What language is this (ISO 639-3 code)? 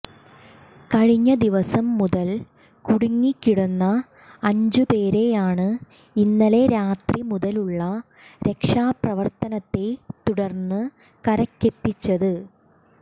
mal